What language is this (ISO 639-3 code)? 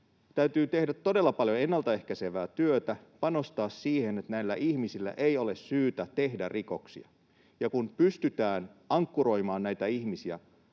fin